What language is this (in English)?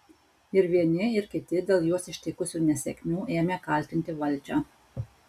Lithuanian